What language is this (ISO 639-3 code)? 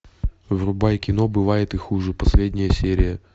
rus